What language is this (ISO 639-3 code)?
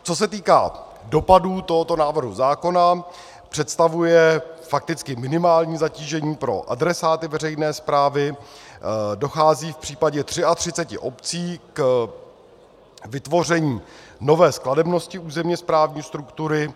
ces